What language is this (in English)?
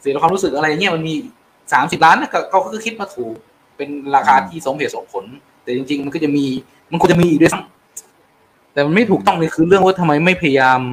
Thai